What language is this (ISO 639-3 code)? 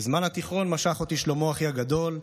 heb